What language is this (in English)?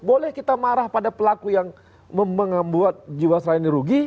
Indonesian